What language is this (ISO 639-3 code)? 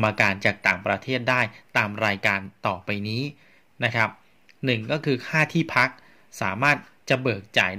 tha